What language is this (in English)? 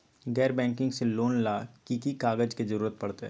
Magahi